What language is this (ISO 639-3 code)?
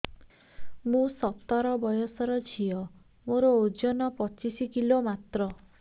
ori